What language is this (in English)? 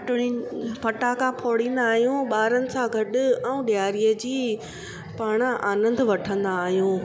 Sindhi